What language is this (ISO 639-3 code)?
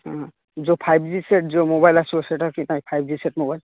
ori